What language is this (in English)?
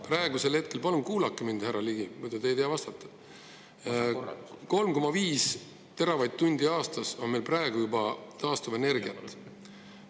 Estonian